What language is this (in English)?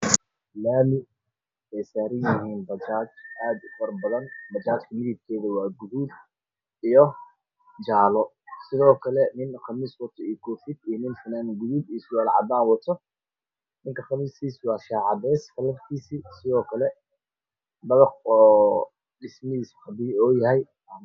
Somali